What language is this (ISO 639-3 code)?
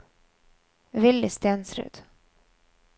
nor